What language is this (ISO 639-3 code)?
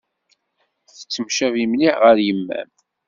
kab